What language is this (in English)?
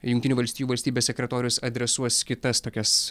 Lithuanian